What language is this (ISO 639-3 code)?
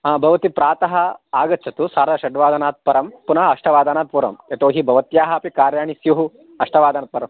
san